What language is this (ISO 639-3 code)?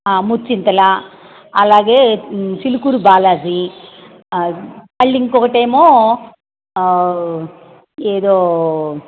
tel